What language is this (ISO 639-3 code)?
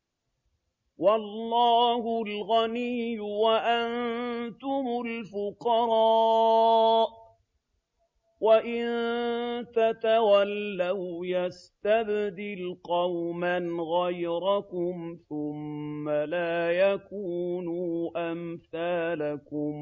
ara